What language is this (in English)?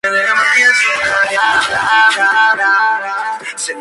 Spanish